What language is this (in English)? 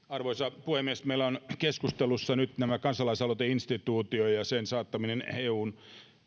Finnish